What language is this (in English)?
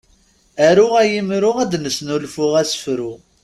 Kabyle